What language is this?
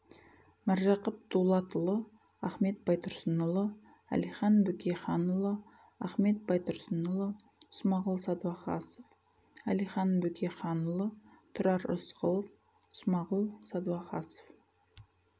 Kazakh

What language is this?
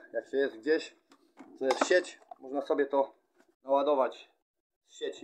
Polish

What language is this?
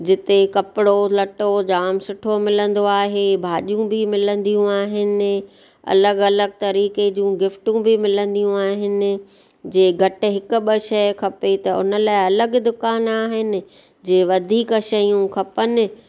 Sindhi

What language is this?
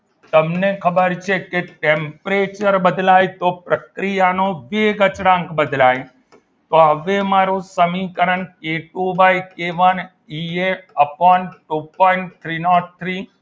Gujarati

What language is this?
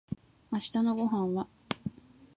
Japanese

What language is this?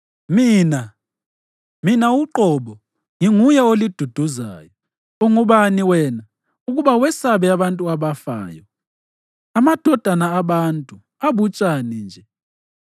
North Ndebele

